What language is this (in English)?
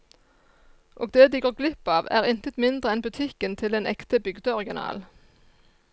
Norwegian